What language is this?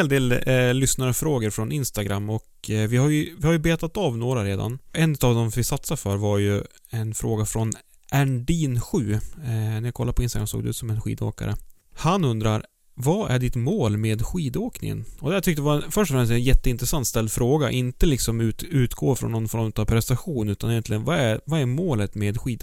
Swedish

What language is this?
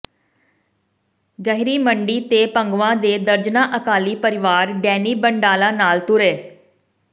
Punjabi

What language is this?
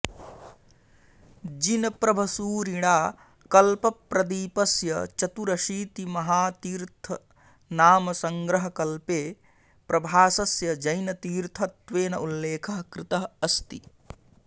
Sanskrit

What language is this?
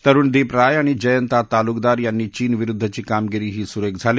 Marathi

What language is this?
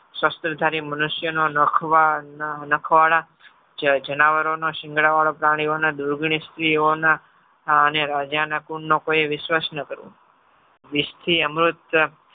Gujarati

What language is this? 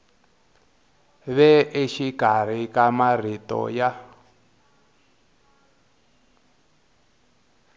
Tsonga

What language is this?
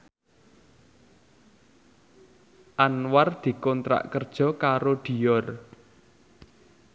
Javanese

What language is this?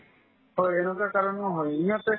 Assamese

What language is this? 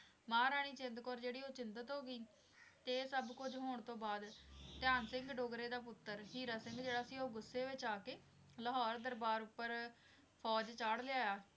Punjabi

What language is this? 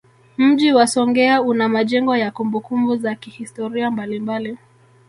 Swahili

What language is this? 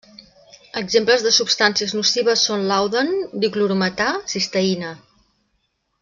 Catalan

